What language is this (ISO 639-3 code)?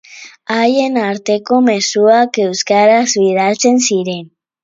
eus